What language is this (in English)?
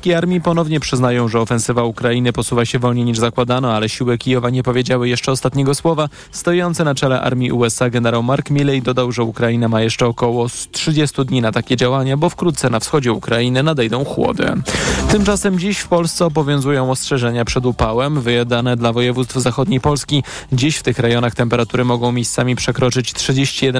Polish